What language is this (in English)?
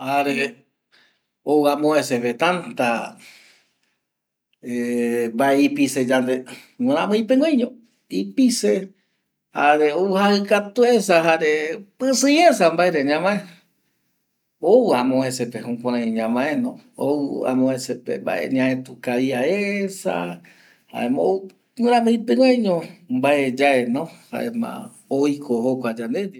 Eastern Bolivian Guaraní